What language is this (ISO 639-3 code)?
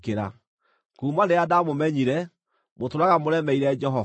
kik